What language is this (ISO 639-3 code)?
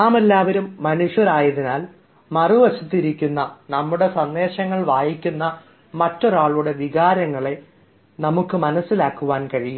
mal